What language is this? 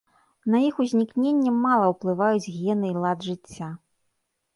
Belarusian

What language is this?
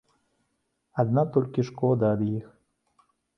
Belarusian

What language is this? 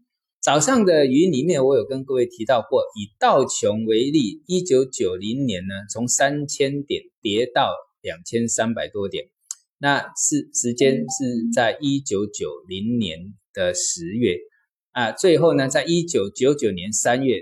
Chinese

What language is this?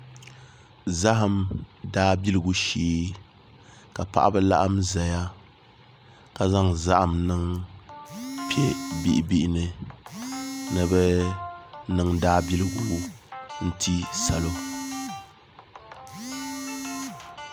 Dagbani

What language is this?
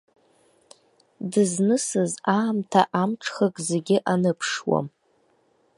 Abkhazian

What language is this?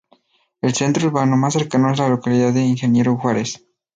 Spanish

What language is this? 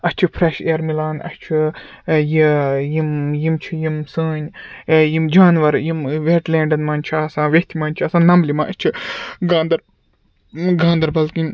Kashmiri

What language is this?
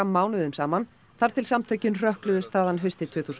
Icelandic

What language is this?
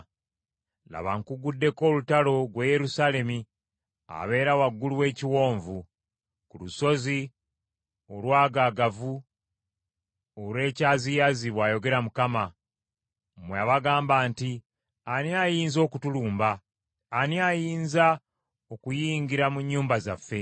Ganda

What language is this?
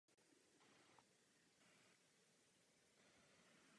Czech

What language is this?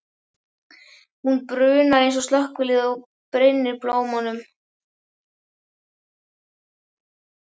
Icelandic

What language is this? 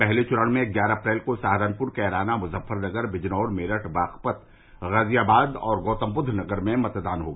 Hindi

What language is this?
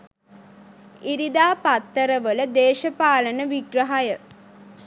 Sinhala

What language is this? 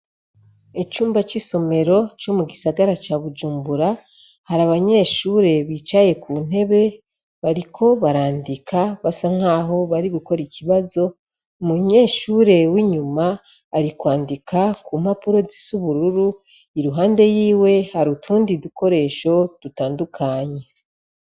Rundi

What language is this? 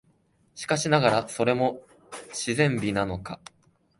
Japanese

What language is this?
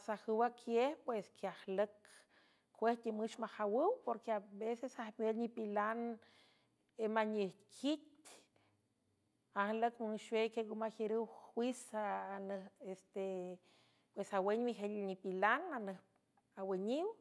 San Francisco Del Mar Huave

